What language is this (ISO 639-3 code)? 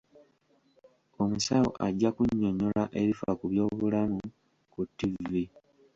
lug